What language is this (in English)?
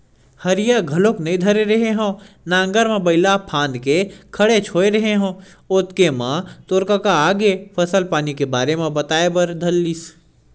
Chhattisgarhi